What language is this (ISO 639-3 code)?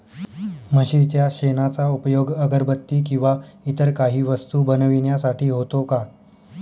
mar